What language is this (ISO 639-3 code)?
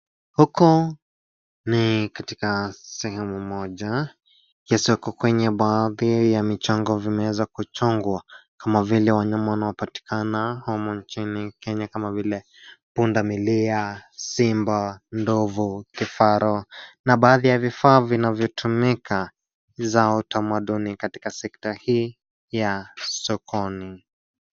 swa